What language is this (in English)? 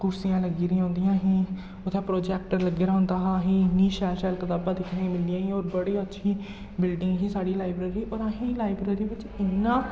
Dogri